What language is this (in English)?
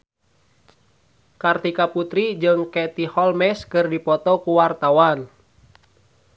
Sundanese